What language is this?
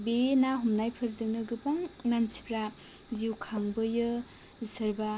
Bodo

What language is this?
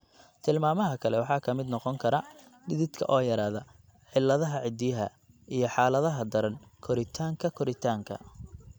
Somali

